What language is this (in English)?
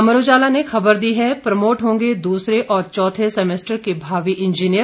Hindi